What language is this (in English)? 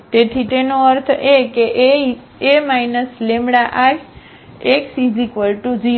Gujarati